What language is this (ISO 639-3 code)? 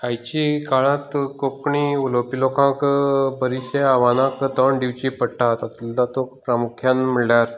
kok